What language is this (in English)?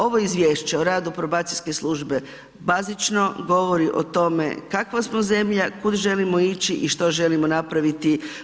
Croatian